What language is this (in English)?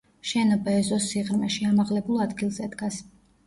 Georgian